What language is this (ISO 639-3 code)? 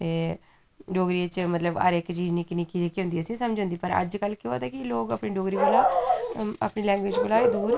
doi